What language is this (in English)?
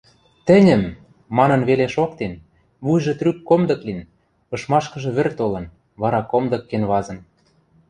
Western Mari